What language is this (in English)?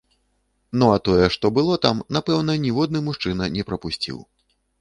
Belarusian